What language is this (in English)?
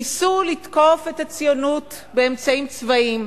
Hebrew